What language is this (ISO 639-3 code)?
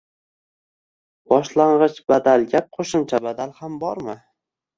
uzb